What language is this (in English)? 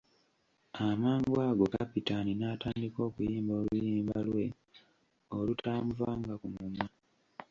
Ganda